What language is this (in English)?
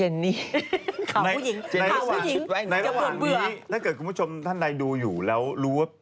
Thai